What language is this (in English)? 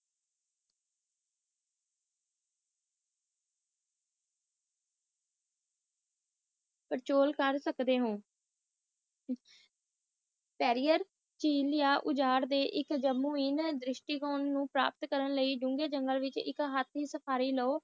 Punjabi